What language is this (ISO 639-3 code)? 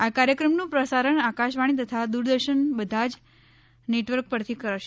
guj